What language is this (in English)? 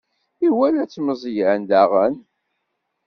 Kabyle